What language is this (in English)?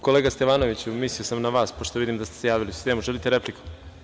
Serbian